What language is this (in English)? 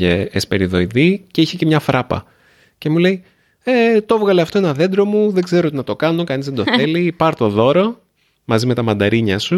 Greek